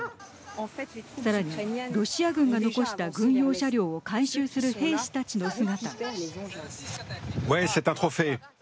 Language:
Japanese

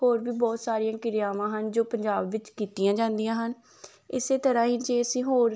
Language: Punjabi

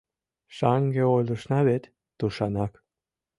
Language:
Mari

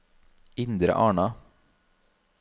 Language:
Norwegian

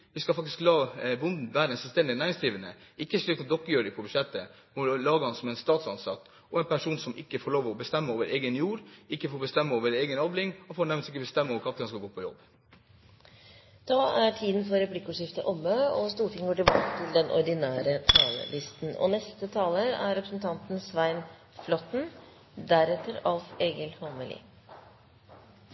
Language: Norwegian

